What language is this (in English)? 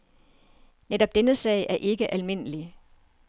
Danish